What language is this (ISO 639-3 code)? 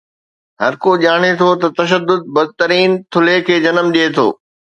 snd